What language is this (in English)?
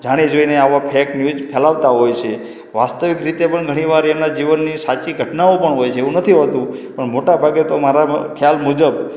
Gujarati